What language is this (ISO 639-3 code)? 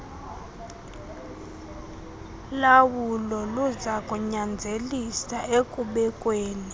xho